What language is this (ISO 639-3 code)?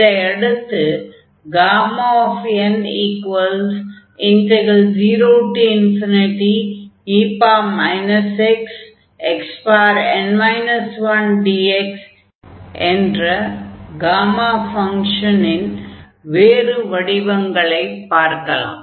tam